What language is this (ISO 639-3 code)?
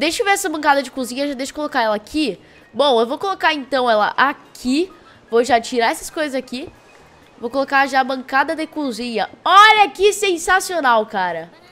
por